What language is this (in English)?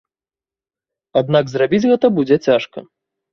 Belarusian